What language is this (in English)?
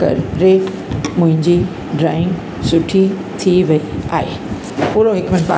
Sindhi